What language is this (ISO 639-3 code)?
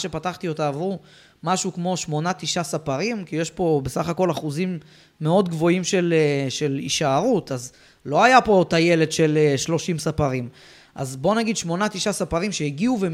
heb